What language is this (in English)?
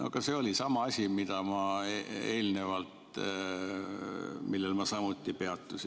Estonian